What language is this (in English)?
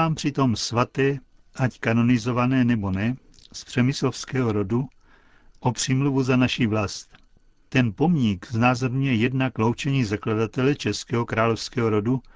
Czech